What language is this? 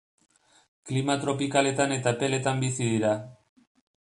Basque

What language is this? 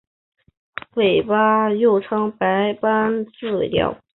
Chinese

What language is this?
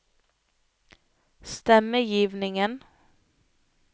Norwegian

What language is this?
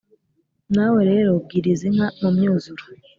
Kinyarwanda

